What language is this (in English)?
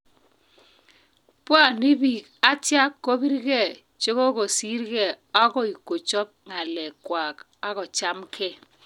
Kalenjin